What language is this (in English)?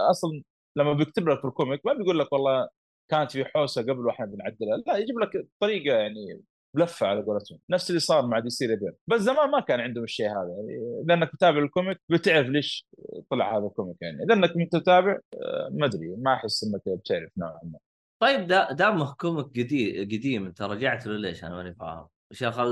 Arabic